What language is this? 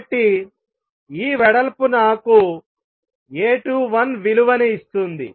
Telugu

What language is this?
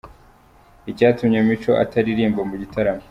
Kinyarwanda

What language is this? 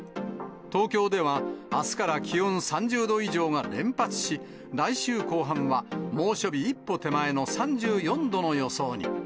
Japanese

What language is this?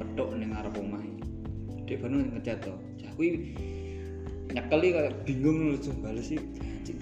Indonesian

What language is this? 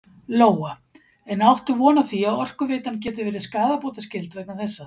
Icelandic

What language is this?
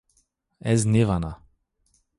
Zaza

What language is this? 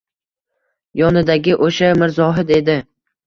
Uzbek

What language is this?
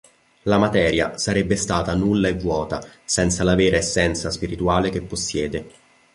Italian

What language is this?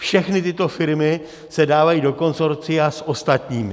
Czech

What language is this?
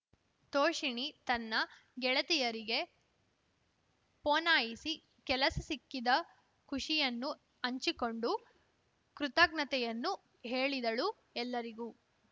Kannada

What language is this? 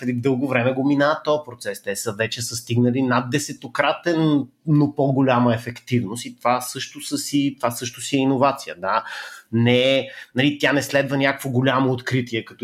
Bulgarian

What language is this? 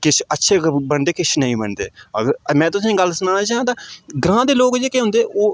Dogri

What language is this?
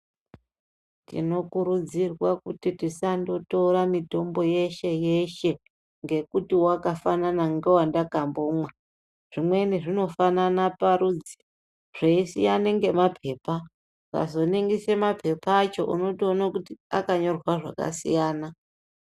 Ndau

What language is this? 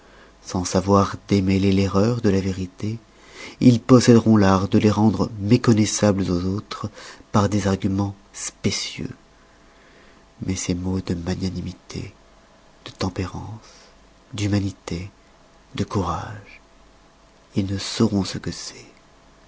French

